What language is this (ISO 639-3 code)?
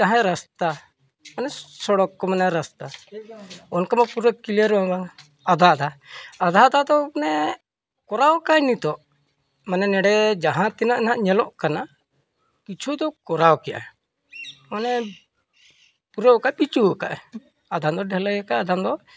sat